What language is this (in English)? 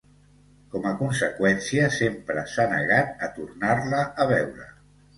Catalan